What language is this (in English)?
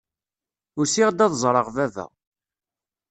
Kabyle